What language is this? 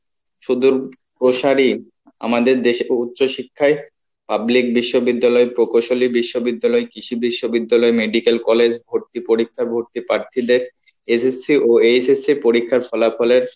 Bangla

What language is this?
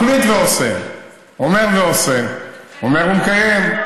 Hebrew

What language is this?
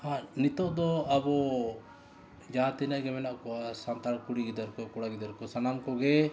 Santali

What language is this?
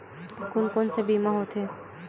Chhattisgarhi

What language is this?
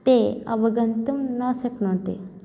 Sanskrit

